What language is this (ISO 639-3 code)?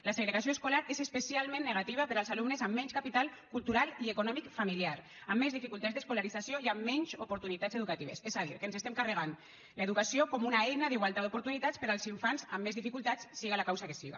cat